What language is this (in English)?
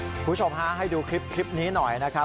Thai